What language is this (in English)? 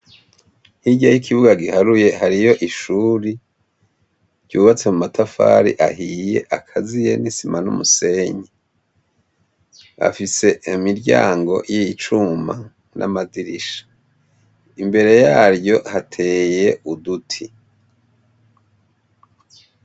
Rundi